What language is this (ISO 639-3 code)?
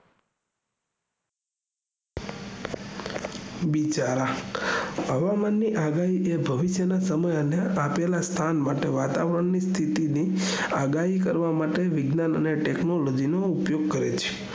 guj